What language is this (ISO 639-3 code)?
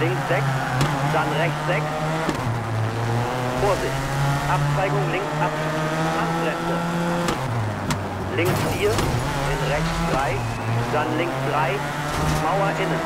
deu